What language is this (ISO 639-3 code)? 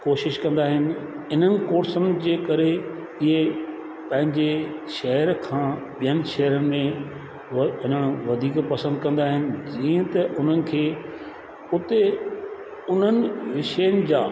snd